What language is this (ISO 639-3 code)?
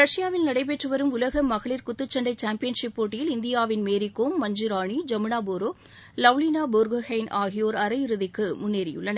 tam